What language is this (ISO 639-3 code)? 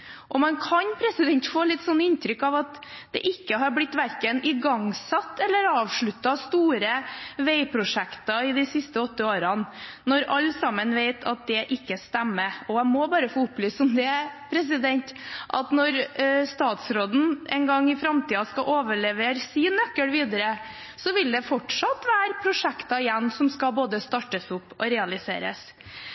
nob